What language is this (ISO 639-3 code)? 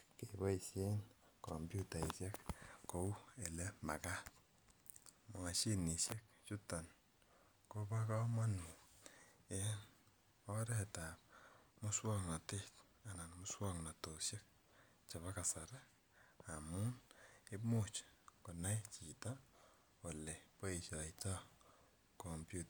kln